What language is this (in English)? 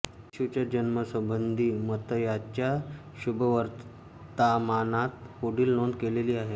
Marathi